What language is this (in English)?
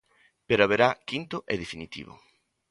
Galician